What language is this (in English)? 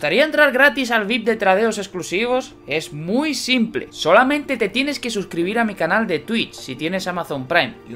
Spanish